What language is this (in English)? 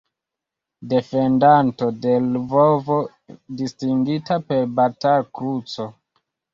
Esperanto